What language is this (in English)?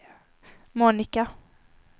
Swedish